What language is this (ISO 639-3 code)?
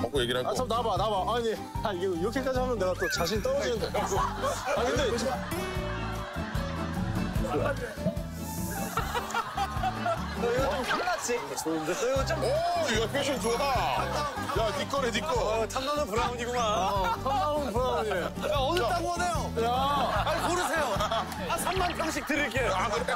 kor